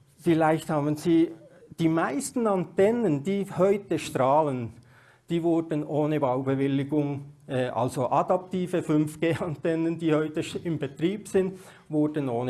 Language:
German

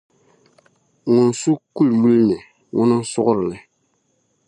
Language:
Dagbani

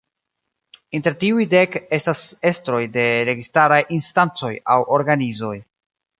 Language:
Esperanto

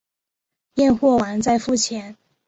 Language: Chinese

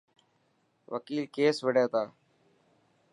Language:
Dhatki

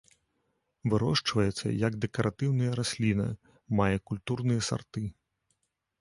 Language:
Belarusian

